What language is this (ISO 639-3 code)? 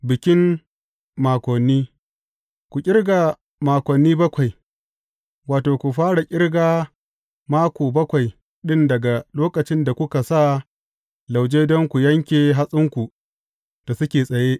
hau